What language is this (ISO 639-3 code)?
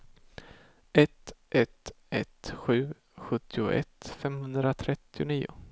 swe